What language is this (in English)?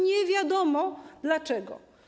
Polish